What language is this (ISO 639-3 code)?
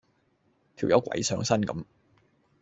yue